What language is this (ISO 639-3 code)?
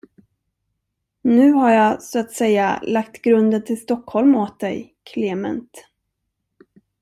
swe